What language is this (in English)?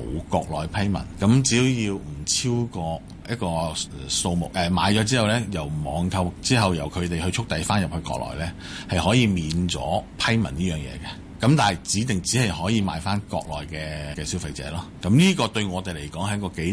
Chinese